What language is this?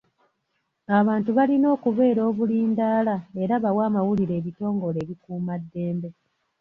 Ganda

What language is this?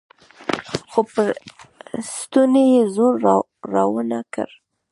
Pashto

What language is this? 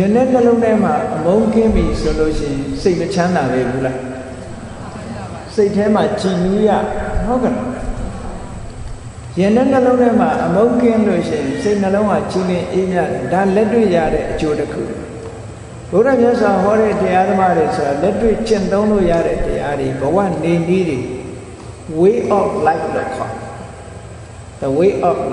Vietnamese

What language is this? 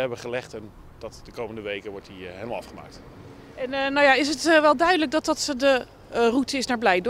Dutch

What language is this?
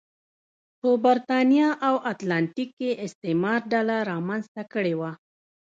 Pashto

